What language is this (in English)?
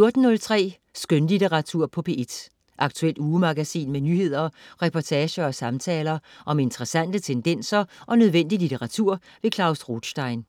Danish